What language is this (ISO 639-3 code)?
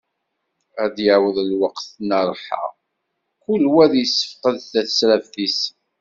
kab